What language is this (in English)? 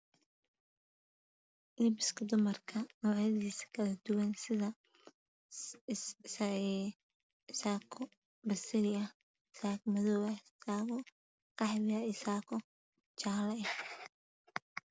Somali